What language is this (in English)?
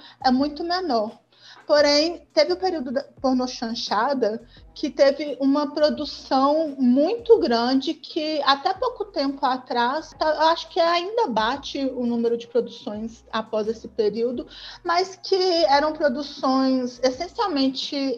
Portuguese